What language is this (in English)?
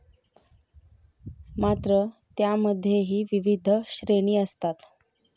Marathi